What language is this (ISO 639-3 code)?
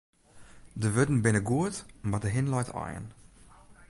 fry